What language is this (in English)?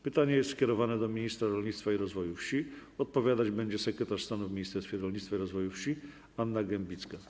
Polish